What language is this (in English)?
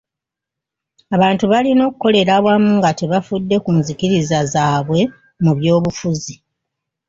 Ganda